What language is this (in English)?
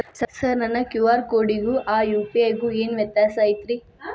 Kannada